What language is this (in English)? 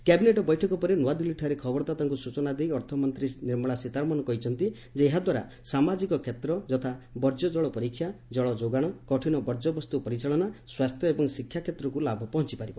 Odia